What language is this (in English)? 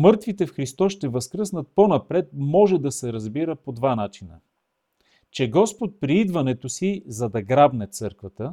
Bulgarian